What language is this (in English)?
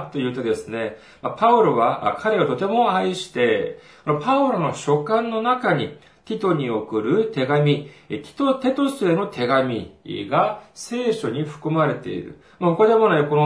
Japanese